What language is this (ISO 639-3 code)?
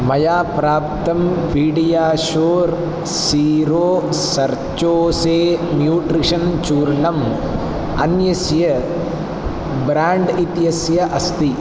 san